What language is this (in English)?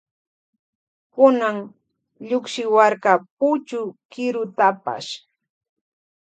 Loja Highland Quichua